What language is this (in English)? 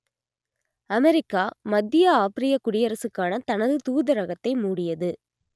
Tamil